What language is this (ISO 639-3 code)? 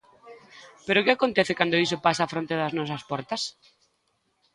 glg